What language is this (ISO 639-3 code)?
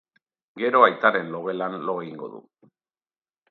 eus